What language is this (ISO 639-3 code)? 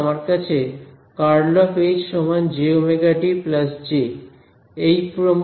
ben